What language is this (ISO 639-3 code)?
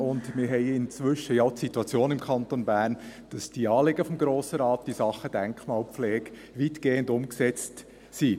gsw